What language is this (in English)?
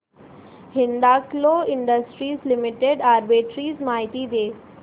Marathi